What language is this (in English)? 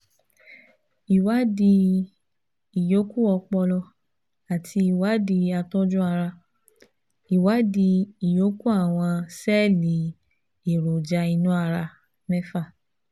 Yoruba